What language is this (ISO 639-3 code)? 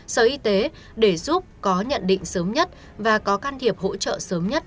vie